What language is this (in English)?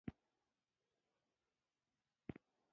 Pashto